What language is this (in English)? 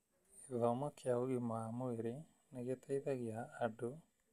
Kikuyu